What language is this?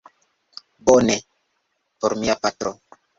Esperanto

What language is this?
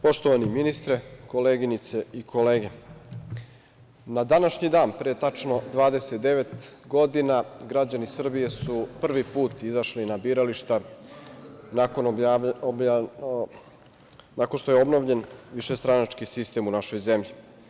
Serbian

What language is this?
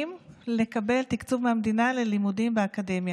Hebrew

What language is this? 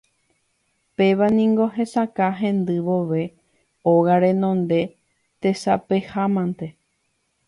Guarani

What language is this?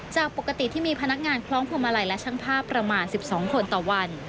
Thai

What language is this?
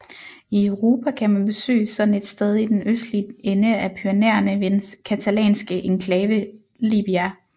Danish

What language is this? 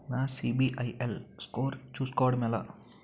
Telugu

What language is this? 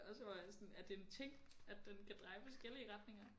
Danish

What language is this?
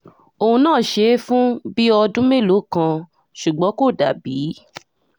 Yoruba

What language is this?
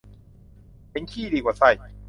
Thai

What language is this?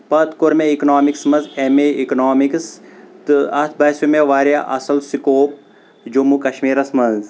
Kashmiri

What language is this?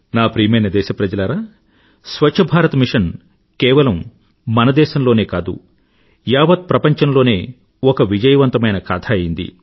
Telugu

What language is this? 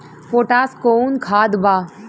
Bhojpuri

